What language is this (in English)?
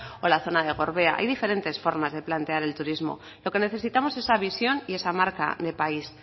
Spanish